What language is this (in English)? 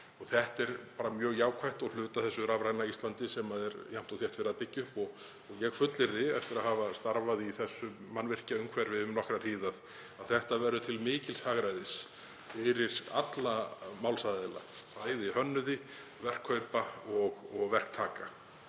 Icelandic